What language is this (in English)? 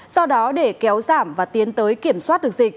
Vietnamese